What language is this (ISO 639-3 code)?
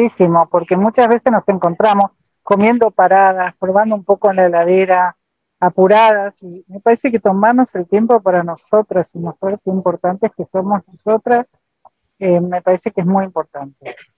spa